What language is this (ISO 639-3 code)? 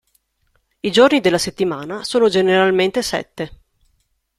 ita